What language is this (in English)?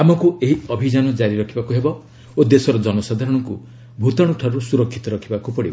Odia